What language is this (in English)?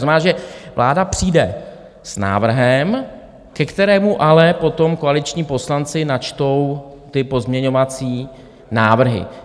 Czech